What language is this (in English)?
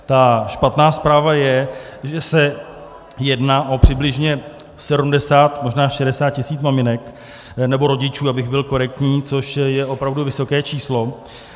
Czech